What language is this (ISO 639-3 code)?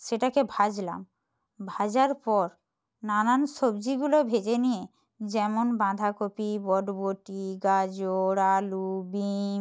ben